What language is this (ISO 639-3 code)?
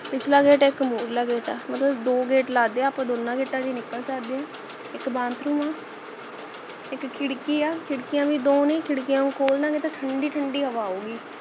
pan